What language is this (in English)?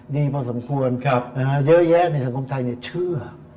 Thai